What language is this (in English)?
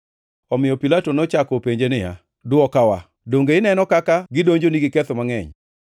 Luo (Kenya and Tanzania)